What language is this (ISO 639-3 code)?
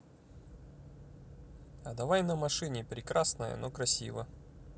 rus